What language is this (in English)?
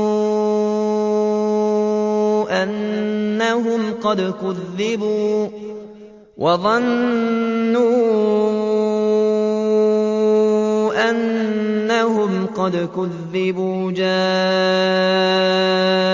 Arabic